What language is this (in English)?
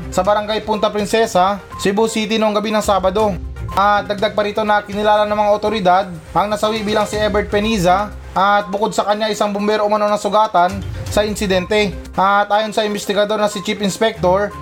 Filipino